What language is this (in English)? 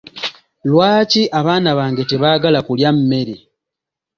Ganda